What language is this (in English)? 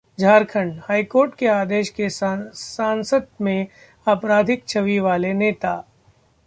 Hindi